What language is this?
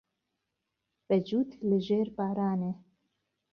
Central Kurdish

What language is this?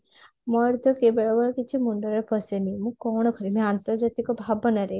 Odia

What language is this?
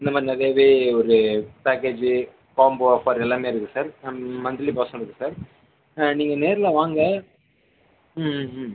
Tamil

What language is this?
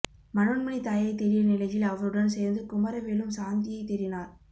Tamil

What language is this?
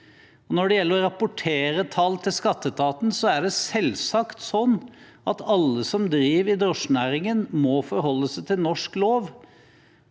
Norwegian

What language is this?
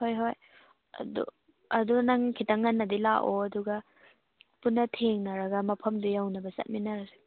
Manipuri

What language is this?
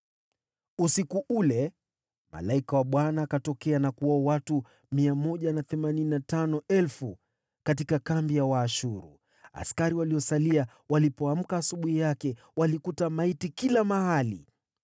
Swahili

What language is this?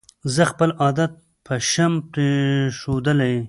Pashto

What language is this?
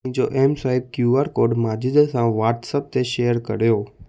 Sindhi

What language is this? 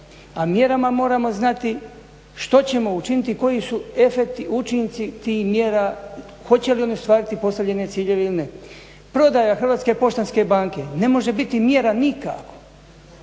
Croatian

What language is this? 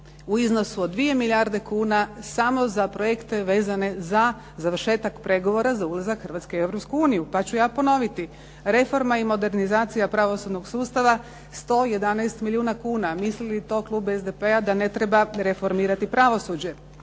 Croatian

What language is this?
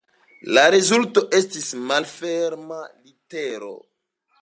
Esperanto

